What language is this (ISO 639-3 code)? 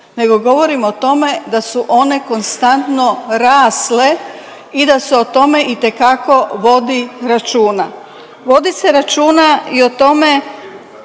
hrv